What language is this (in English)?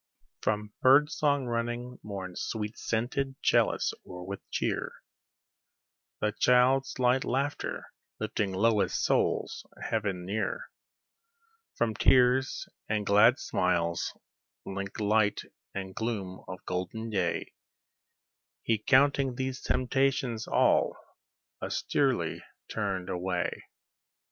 English